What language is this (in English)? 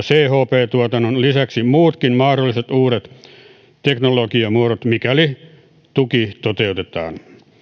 Finnish